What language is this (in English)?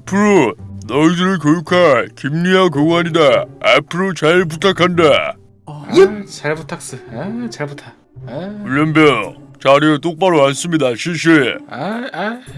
Korean